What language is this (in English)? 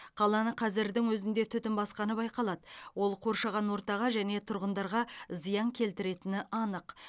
Kazakh